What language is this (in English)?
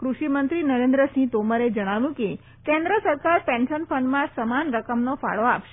Gujarati